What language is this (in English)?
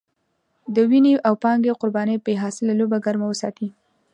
Pashto